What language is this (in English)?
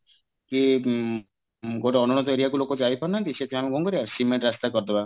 Odia